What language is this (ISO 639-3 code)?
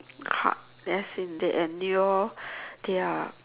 eng